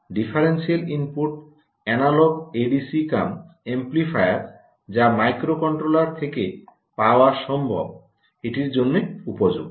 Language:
Bangla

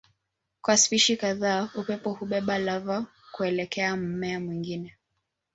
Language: Swahili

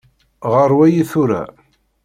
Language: Kabyle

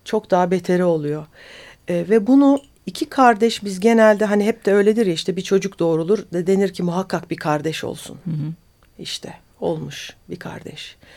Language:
Turkish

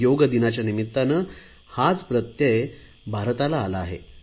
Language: Marathi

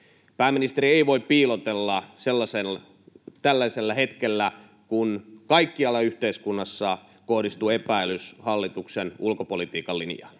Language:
Finnish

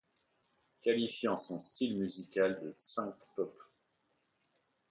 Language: French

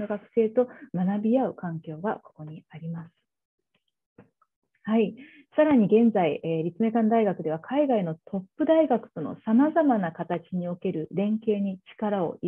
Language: Japanese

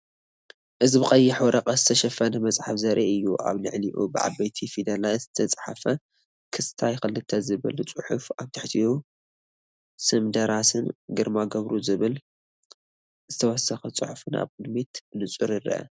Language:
Tigrinya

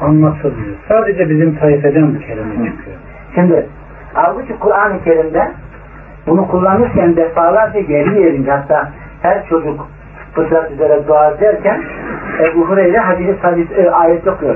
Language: Turkish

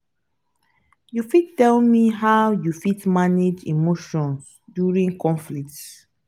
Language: Nigerian Pidgin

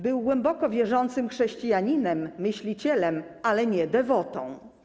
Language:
Polish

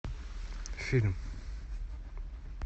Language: Russian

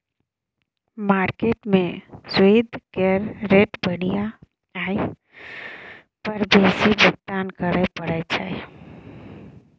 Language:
Maithili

